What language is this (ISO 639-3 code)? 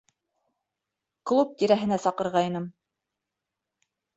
bak